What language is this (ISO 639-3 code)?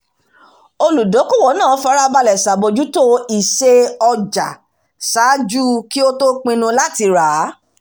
yor